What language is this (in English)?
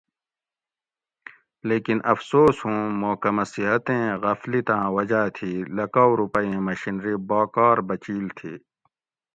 Gawri